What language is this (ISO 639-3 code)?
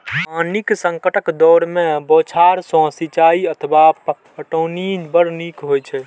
mai